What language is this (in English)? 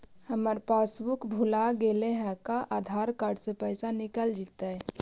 Magahi